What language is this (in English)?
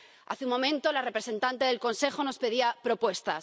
Spanish